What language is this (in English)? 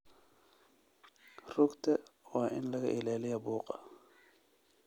Somali